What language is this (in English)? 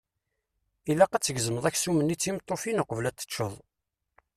Kabyle